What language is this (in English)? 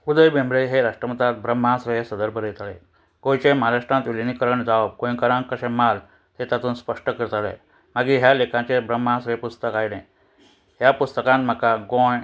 Konkani